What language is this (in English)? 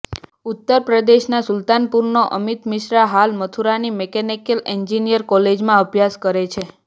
Gujarati